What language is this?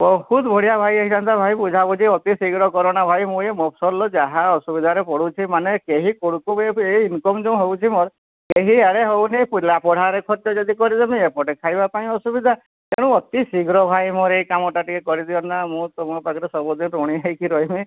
Odia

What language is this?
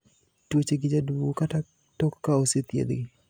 Luo (Kenya and Tanzania)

